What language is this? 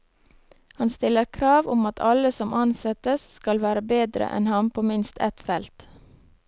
Norwegian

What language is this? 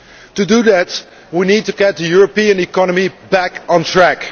English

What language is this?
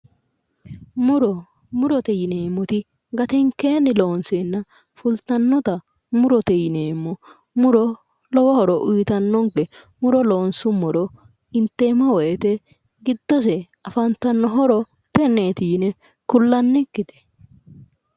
Sidamo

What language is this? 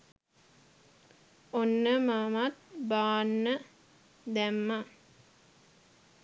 Sinhala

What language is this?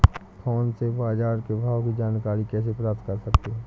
Hindi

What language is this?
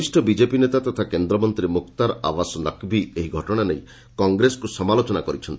Odia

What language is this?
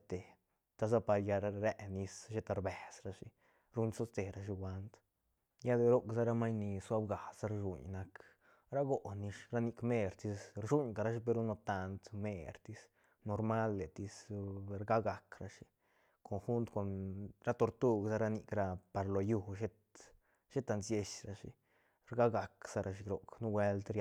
Santa Catarina Albarradas Zapotec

